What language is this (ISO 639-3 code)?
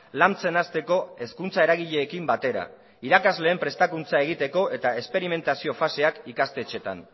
eus